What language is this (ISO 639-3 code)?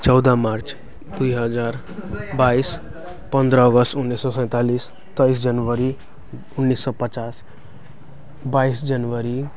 nep